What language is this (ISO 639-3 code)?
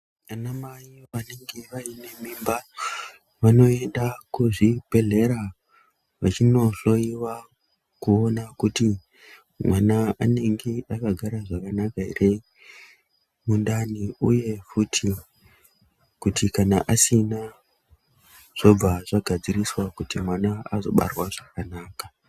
ndc